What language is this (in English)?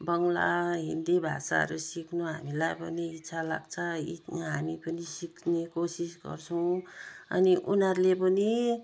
Nepali